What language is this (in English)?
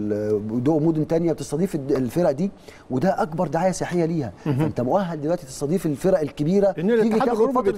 Arabic